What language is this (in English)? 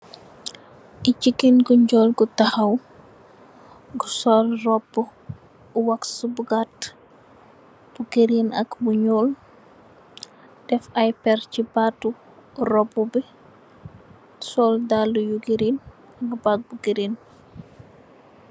Wolof